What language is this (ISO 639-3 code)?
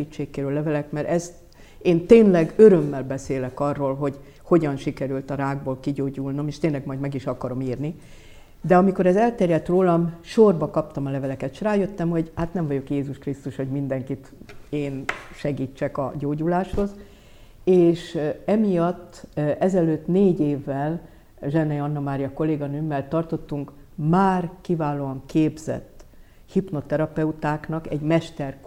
hun